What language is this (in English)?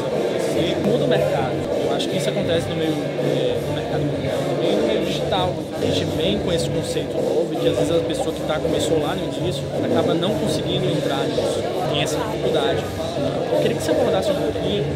Portuguese